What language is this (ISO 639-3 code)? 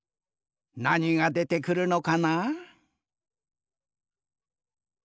jpn